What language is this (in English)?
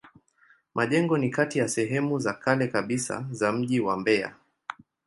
Swahili